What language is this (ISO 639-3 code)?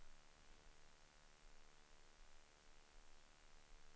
swe